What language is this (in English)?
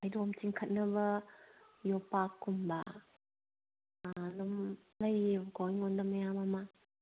Manipuri